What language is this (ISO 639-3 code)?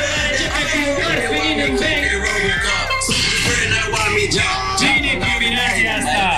ron